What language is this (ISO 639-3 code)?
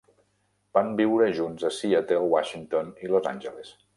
cat